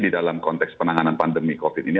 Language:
Indonesian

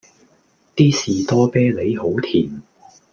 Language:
Cantonese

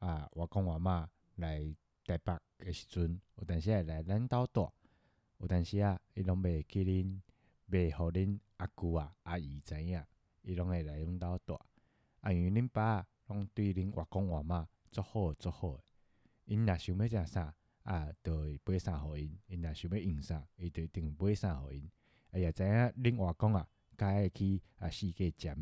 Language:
Chinese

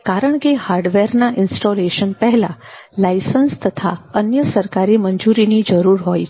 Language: Gujarati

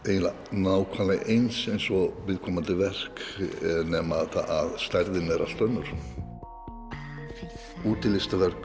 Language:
Icelandic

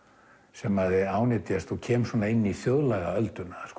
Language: Icelandic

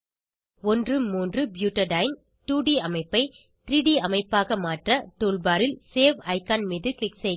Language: Tamil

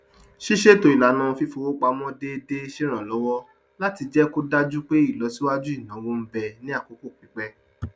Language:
Yoruba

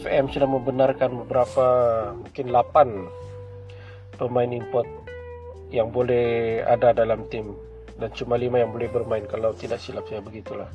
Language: Malay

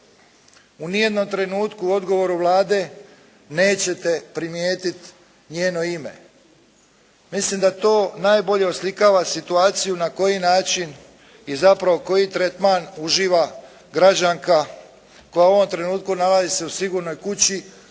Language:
Croatian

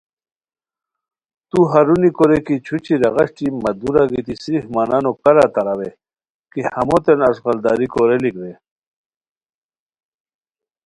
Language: Khowar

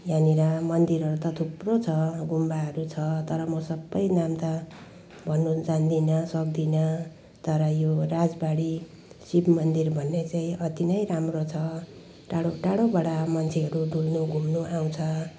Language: Nepali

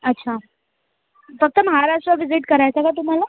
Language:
Marathi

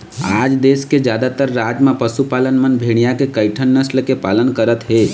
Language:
Chhattisgarhi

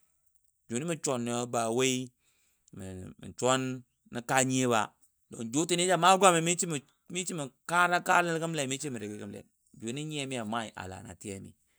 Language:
Dadiya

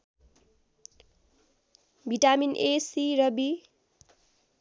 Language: Nepali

